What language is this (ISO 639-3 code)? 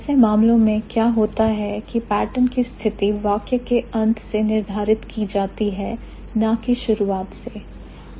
hin